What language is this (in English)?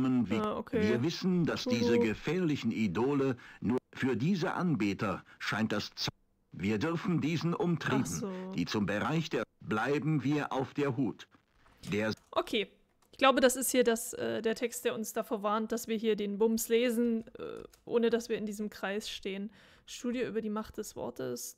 German